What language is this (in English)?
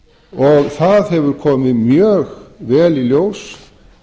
Icelandic